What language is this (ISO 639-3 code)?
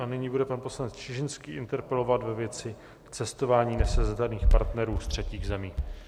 ces